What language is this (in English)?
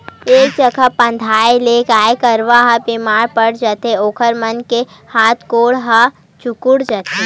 Chhattisgarhi